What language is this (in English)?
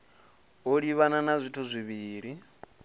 Venda